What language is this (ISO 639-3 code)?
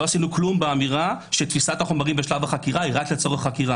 heb